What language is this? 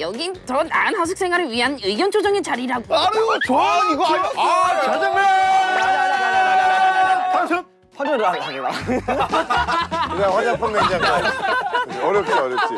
Korean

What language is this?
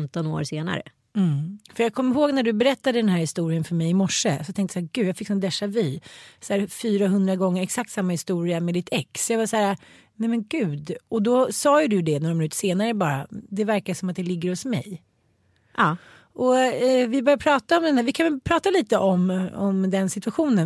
Swedish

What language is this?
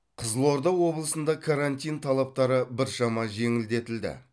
Kazakh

